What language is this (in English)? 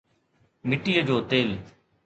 Sindhi